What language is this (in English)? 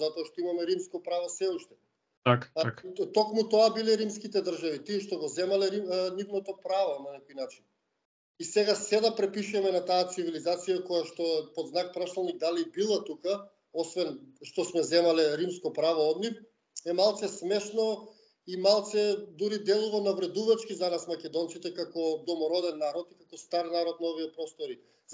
Macedonian